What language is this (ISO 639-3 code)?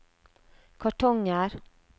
nor